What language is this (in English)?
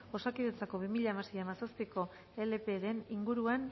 Basque